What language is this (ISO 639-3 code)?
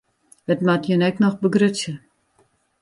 fry